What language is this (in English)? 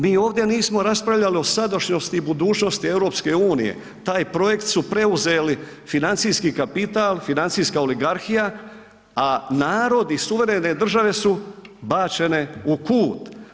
Croatian